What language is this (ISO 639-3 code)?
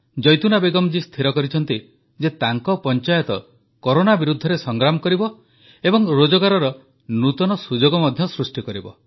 ori